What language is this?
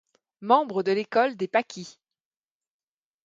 French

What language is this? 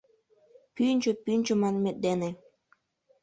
Mari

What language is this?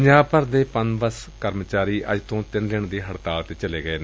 Punjabi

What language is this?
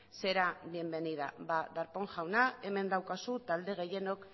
Basque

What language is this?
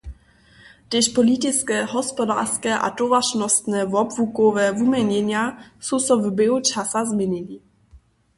Upper Sorbian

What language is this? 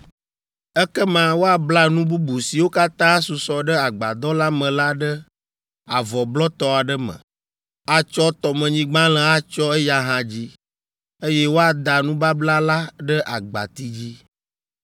Ewe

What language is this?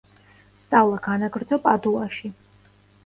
Georgian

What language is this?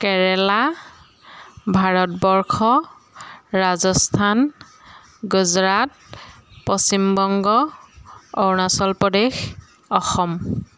Assamese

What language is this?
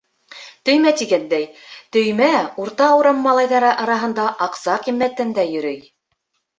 Bashkir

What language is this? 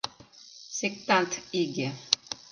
Mari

